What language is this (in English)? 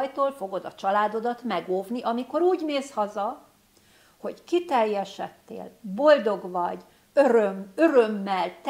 Hungarian